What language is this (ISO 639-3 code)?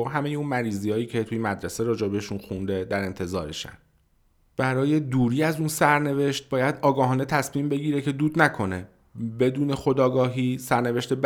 fas